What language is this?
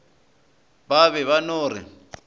Northern Sotho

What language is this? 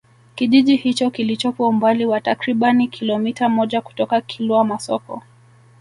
Swahili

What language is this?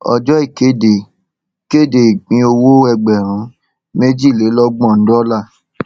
Yoruba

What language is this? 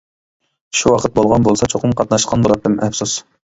Uyghur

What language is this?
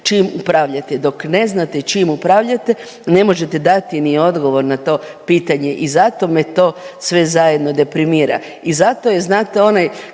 Croatian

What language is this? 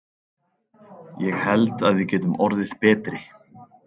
Icelandic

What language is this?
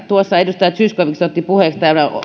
Finnish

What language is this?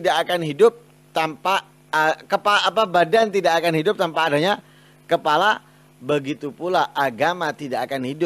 Indonesian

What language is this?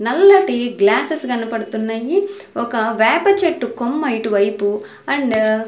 Telugu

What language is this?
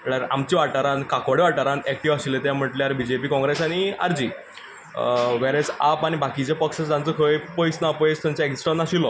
Konkani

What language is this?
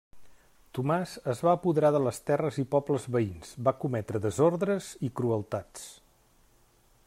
Catalan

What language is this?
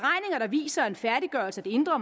Danish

